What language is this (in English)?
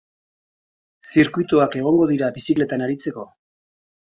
Basque